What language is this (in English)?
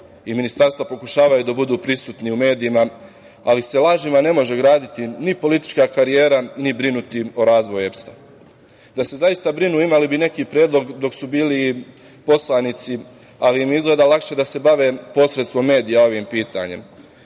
Serbian